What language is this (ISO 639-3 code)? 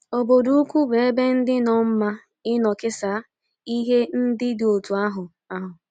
ibo